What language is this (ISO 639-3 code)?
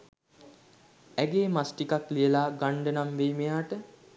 sin